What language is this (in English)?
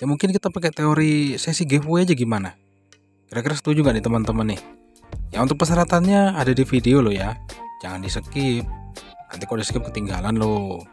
Indonesian